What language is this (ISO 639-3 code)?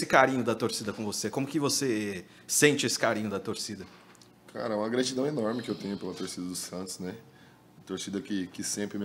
por